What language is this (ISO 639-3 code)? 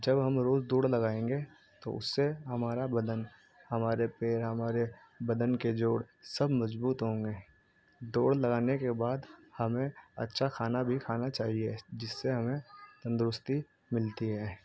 urd